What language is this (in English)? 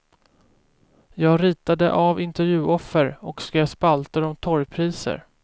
Swedish